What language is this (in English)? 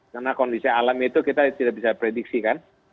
Indonesian